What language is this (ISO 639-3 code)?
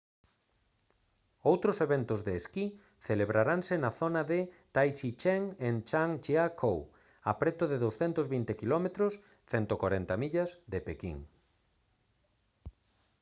glg